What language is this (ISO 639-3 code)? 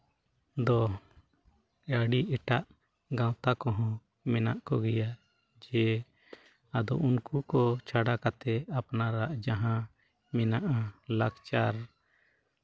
sat